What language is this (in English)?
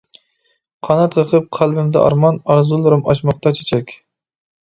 Uyghur